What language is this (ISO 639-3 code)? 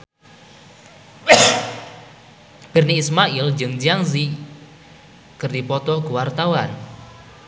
sun